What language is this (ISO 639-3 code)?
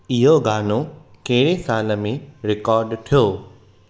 snd